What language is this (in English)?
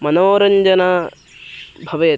Sanskrit